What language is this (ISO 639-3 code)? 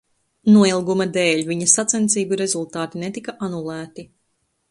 lav